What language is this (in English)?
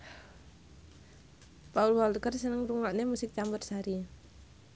Javanese